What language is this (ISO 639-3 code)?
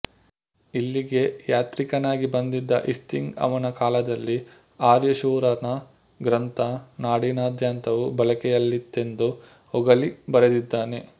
kan